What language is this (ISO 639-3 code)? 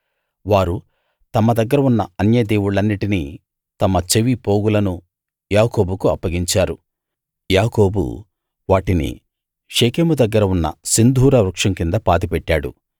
tel